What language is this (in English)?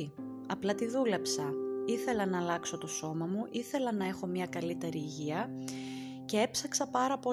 Greek